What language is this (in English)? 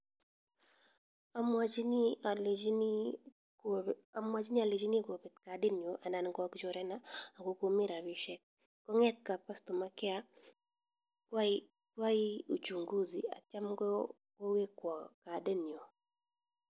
Kalenjin